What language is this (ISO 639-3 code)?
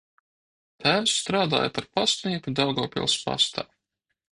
lav